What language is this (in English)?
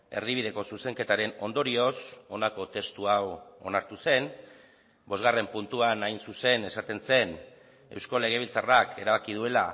Basque